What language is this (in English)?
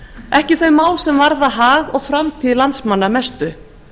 Icelandic